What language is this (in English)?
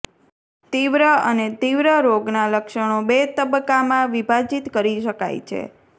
Gujarati